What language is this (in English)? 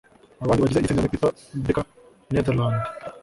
Kinyarwanda